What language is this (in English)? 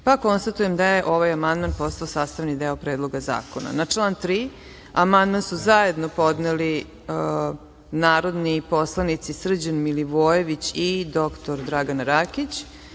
Serbian